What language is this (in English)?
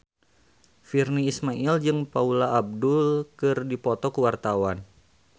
Sundanese